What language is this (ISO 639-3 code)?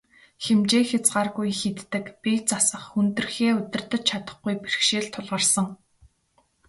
mon